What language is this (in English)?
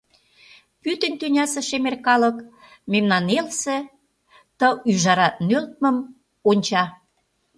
Mari